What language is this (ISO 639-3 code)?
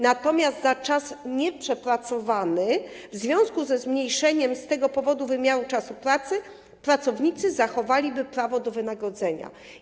pol